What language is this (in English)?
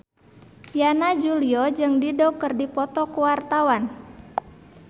Sundanese